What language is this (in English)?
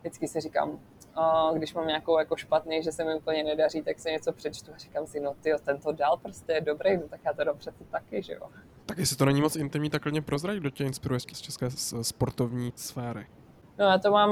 Czech